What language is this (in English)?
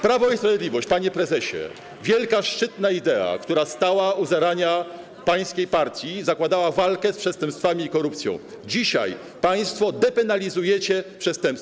Polish